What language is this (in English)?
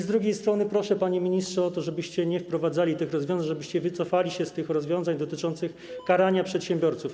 Polish